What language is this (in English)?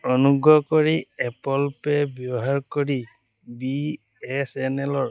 Assamese